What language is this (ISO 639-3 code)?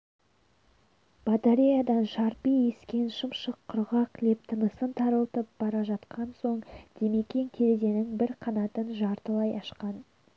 kaz